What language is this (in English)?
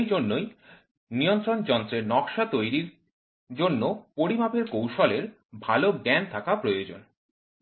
Bangla